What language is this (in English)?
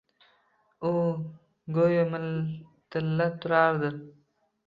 Uzbek